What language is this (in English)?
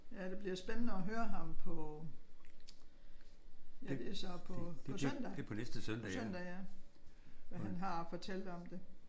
Danish